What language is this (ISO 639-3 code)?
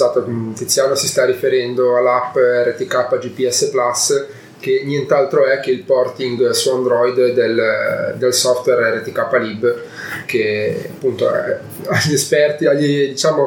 ita